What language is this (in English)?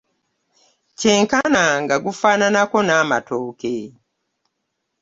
Ganda